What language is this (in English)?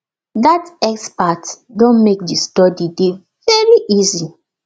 Nigerian Pidgin